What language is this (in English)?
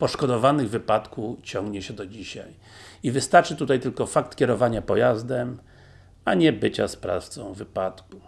Polish